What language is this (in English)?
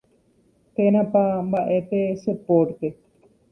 Guarani